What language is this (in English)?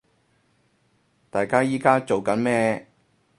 Cantonese